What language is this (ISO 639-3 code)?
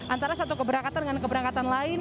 ind